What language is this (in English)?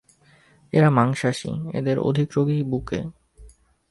Bangla